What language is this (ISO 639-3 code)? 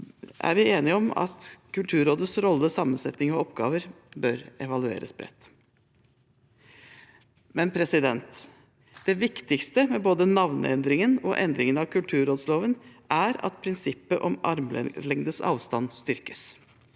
nor